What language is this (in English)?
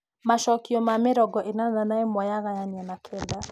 Kikuyu